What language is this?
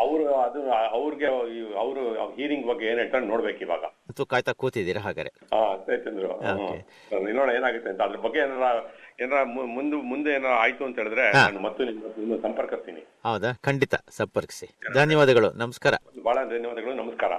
Kannada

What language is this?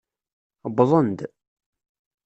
Kabyle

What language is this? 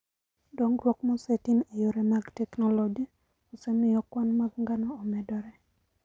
Luo (Kenya and Tanzania)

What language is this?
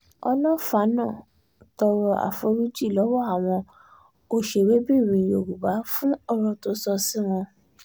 Yoruba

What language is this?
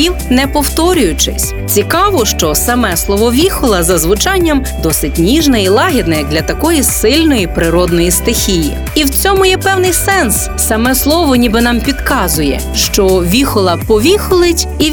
Ukrainian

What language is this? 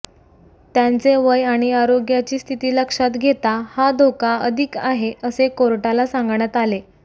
Marathi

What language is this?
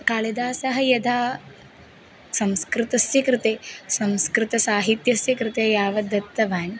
Sanskrit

